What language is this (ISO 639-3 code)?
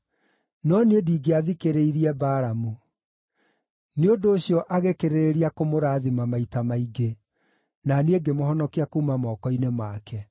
kik